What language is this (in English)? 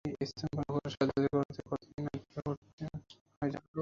Bangla